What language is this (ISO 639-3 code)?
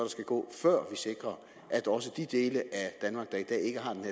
dan